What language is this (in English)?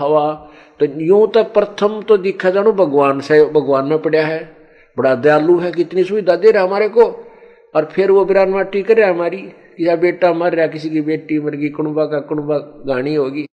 Hindi